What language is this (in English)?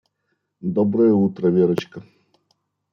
Russian